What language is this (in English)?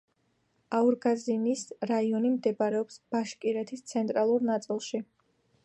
Georgian